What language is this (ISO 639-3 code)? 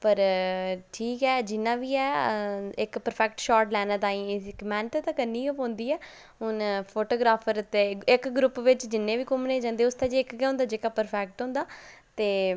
doi